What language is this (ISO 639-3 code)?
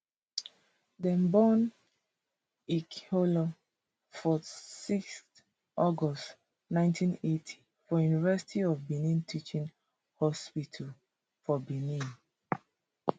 pcm